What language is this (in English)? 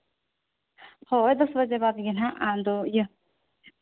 Santali